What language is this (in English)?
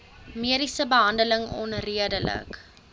Afrikaans